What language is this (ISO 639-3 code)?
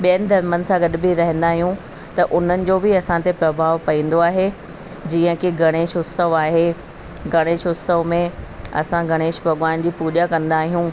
snd